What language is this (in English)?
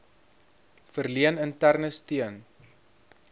Afrikaans